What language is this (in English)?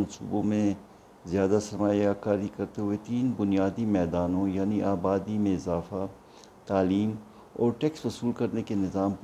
Urdu